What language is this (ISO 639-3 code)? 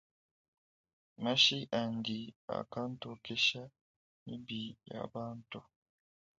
lua